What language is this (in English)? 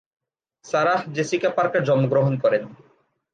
Bangla